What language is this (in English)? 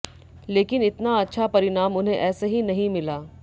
Hindi